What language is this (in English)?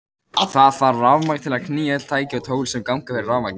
Icelandic